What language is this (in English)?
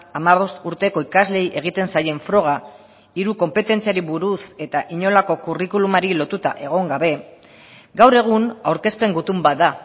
Basque